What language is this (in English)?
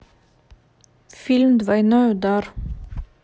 Russian